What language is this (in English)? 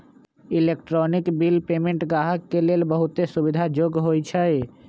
Magahi